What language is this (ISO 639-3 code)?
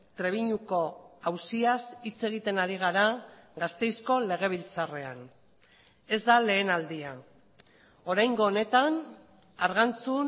eus